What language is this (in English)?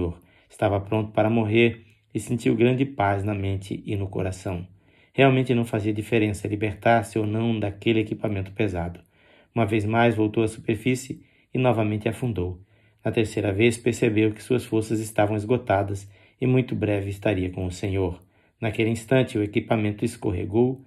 Portuguese